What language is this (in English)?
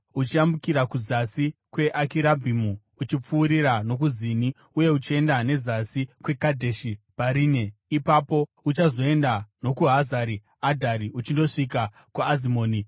Shona